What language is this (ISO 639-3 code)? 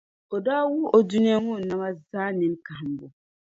dag